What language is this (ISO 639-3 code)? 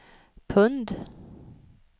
swe